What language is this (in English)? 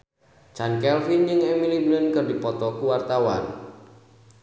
Sundanese